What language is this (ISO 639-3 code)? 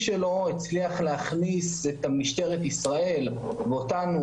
heb